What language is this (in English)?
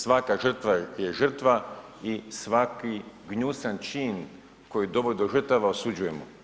Croatian